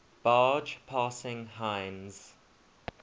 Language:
English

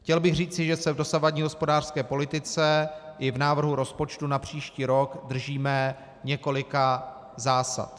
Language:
Czech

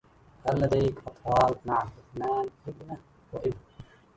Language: Arabic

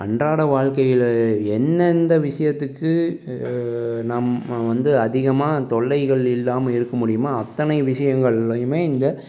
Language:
Tamil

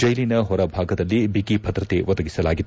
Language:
Kannada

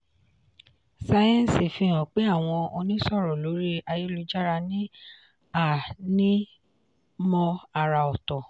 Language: Yoruba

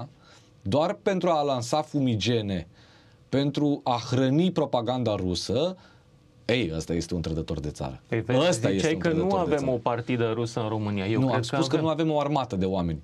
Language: Romanian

